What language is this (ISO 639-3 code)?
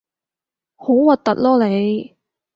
yue